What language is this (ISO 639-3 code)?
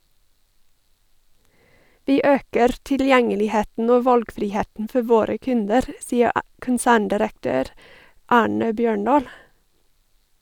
nor